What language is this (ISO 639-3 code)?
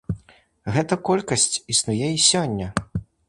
bel